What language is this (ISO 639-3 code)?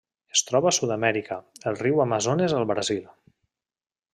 cat